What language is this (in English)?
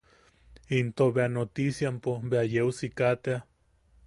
Yaqui